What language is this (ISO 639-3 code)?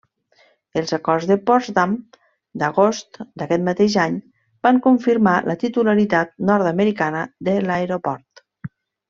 cat